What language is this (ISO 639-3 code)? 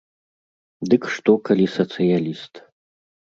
bel